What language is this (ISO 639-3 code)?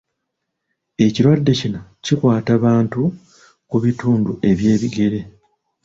lug